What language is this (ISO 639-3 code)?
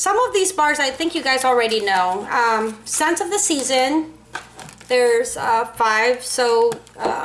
eng